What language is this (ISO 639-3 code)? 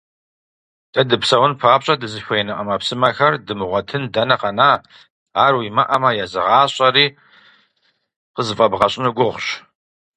kbd